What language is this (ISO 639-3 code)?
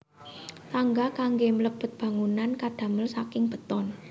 jav